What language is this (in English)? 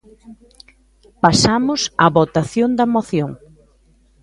Galician